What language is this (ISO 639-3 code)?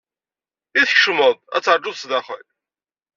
kab